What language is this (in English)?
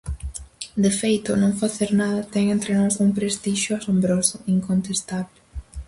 Galician